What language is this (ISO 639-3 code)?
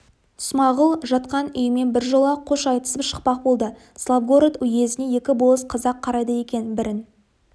kaz